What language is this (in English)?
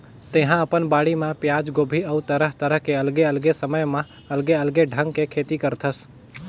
Chhattisgarhi